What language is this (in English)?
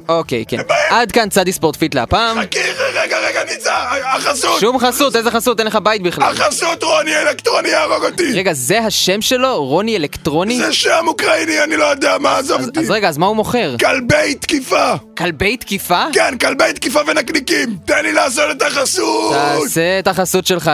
Hebrew